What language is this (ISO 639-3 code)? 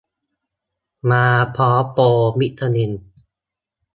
tha